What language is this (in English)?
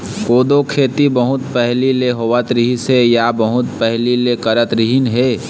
Chhattisgarhi